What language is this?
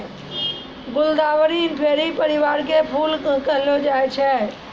Maithili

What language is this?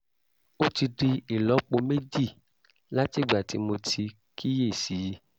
Yoruba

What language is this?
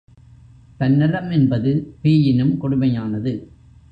Tamil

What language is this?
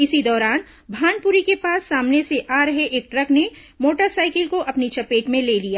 Hindi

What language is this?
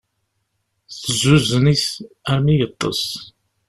Kabyle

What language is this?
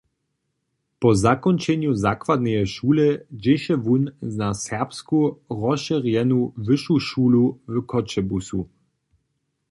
Upper Sorbian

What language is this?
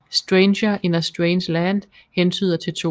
Danish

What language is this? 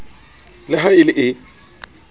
Southern Sotho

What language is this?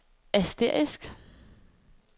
Danish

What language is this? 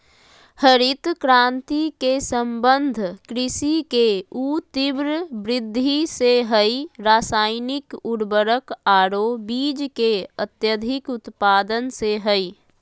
Magahi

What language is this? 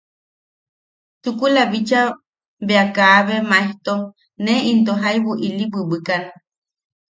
Yaqui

